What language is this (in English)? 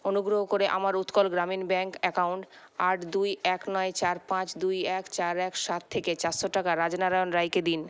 Bangla